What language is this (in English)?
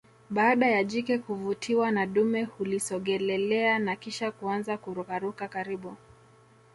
Swahili